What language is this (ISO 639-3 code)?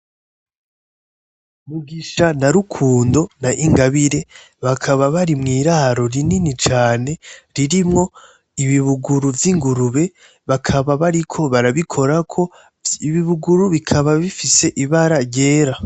run